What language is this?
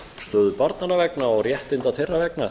Icelandic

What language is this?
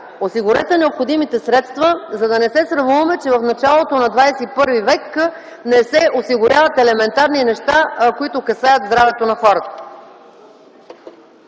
Bulgarian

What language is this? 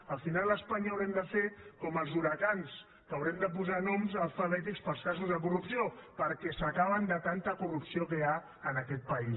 Catalan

